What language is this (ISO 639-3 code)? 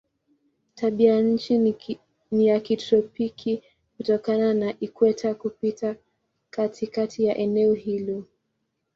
swa